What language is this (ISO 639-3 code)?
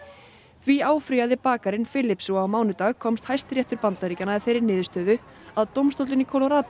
isl